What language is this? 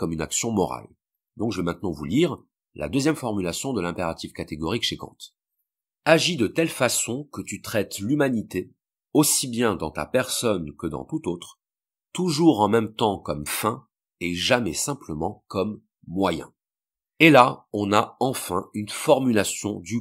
French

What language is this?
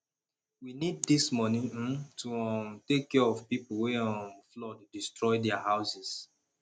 Nigerian Pidgin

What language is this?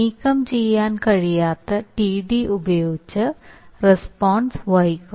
Malayalam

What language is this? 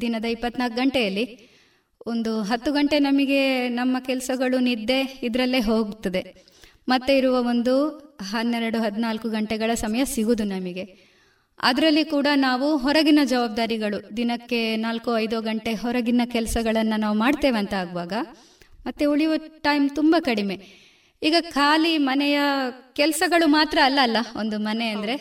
Kannada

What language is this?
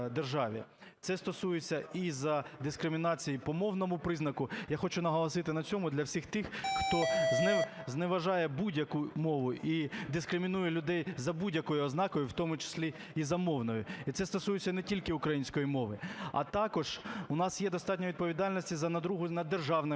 Ukrainian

